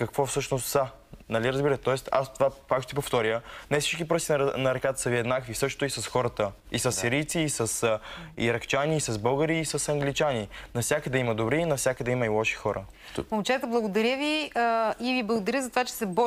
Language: Bulgarian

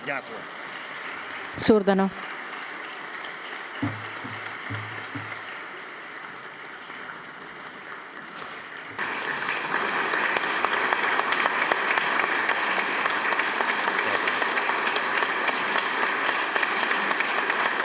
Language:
Estonian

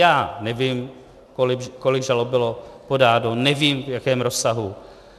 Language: Czech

